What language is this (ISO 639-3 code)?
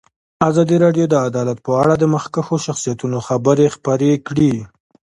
pus